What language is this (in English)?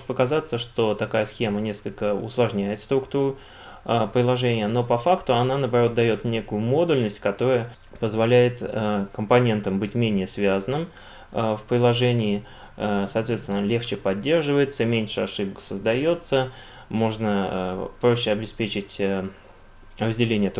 Russian